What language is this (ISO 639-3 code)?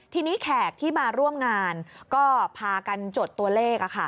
tha